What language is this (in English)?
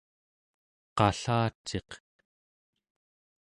Central Yupik